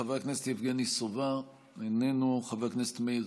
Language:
Hebrew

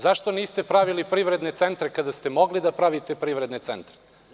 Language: Serbian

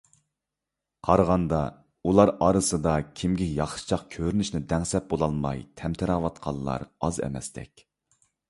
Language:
Uyghur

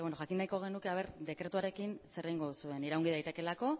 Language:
Basque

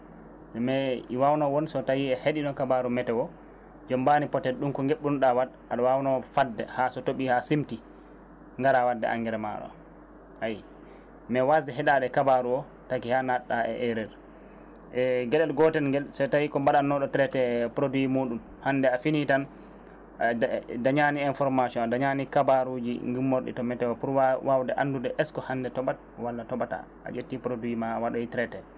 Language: Fula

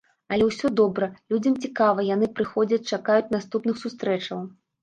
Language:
Belarusian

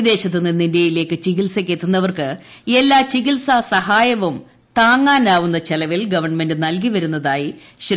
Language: Malayalam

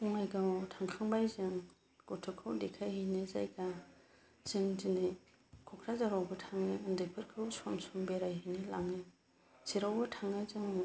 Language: Bodo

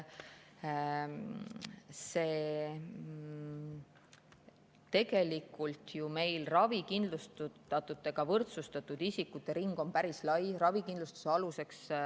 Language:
Estonian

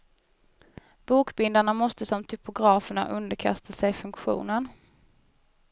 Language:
Swedish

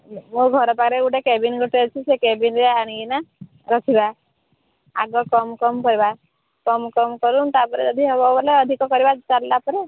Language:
Odia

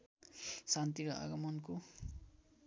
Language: Nepali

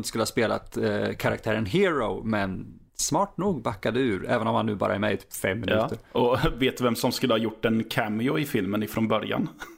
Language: Swedish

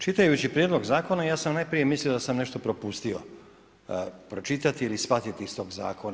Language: Croatian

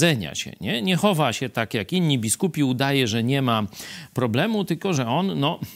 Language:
Polish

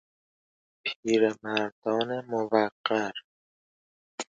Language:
Persian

